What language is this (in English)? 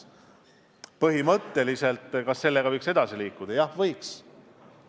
Estonian